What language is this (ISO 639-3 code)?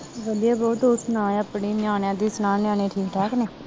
pan